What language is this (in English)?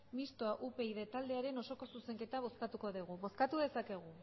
Basque